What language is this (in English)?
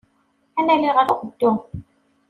Kabyle